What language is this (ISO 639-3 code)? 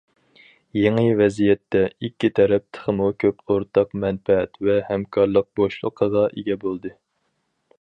uig